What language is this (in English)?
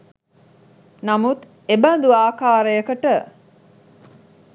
Sinhala